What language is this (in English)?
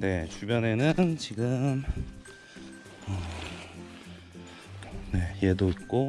Korean